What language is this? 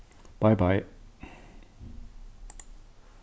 Faroese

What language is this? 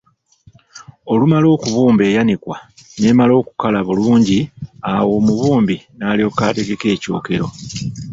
Ganda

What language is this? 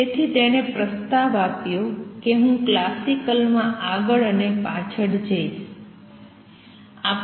Gujarati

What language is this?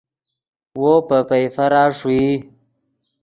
Yidgha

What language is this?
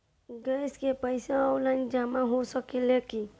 Bhojpuri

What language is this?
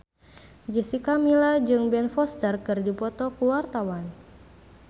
Sundanese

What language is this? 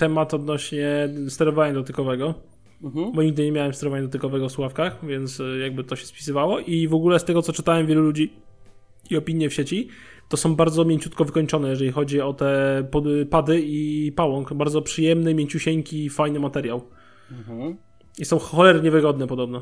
Polish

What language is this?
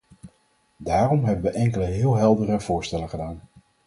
Dutch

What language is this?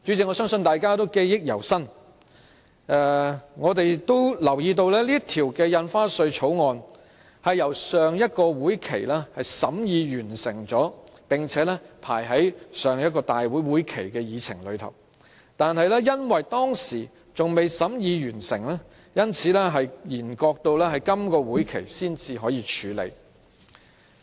Cantonese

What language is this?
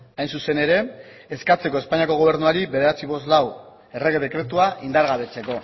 Basque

